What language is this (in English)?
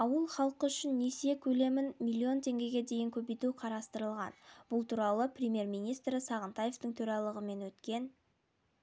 Kazakh